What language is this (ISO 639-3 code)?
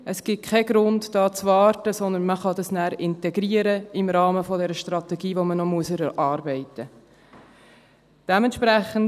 gsw